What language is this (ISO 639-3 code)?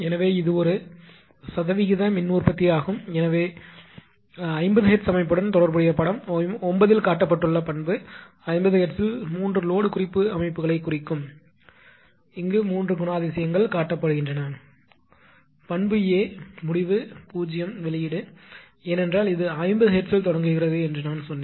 tam